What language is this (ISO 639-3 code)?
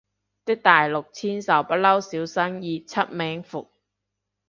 yue